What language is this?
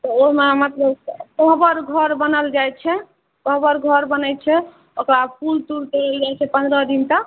Maithili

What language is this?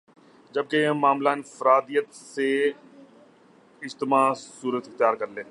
Urdu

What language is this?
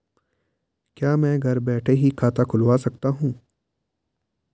Hindi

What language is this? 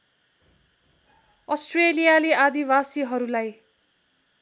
Nepali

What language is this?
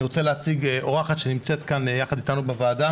Hebrew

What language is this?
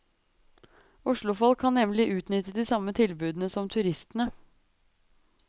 Norwegian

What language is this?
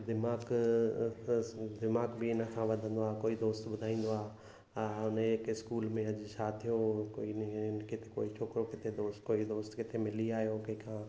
Sindhi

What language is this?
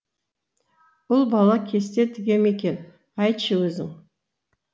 Kazakh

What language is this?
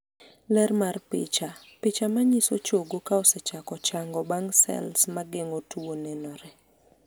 Luo (Kenya and Tanzania)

